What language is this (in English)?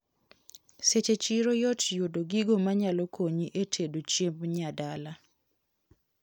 Luo (Kenya and Tanzania)